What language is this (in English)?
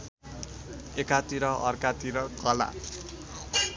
Nepali